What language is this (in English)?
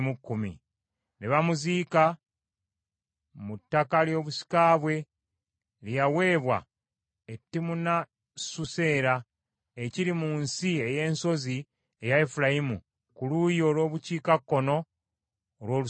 Ganda